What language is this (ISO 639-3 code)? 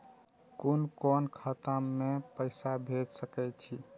mai